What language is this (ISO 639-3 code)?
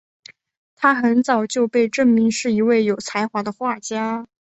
zho